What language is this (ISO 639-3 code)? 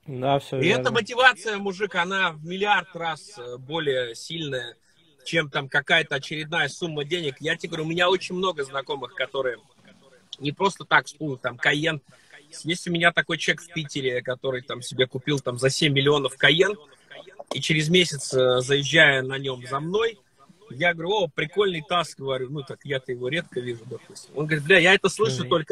rus